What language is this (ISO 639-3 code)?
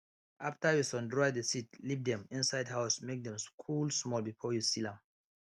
pcm